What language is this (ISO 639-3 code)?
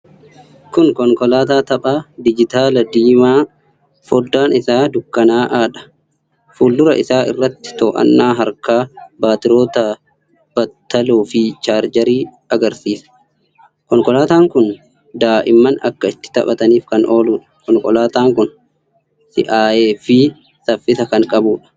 orm